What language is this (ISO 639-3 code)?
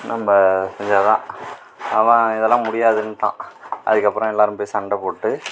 tam